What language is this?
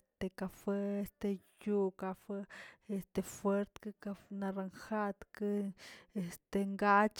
Tilquiapan Zapotec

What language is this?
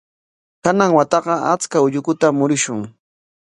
Corongo Ancash Quechua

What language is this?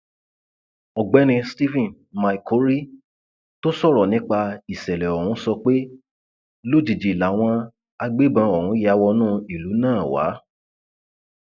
Yoruba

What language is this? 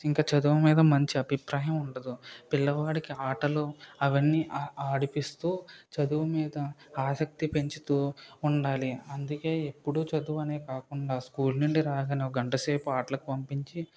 Telugu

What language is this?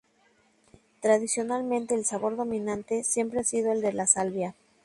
Spanish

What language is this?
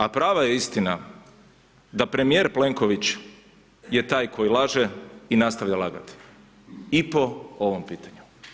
Croatian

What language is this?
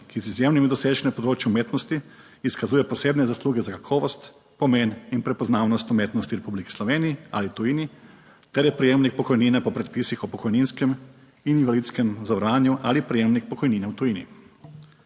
Slovenian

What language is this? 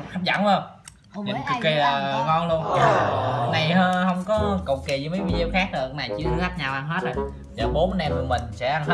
Vietnamese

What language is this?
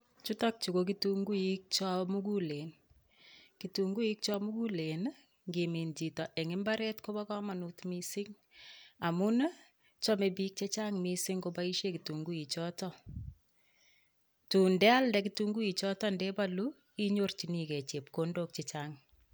Kalenjin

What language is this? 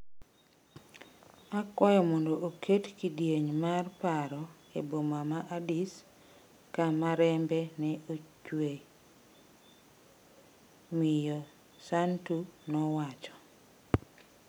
Luo (Kenya and Tanzania)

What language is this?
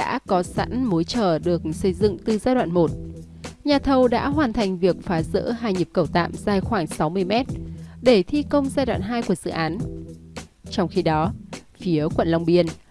Vietnamese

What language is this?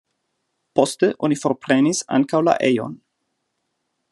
Esperanto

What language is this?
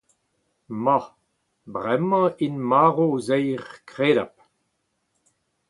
Breton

